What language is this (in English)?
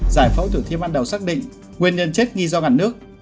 Vietnamese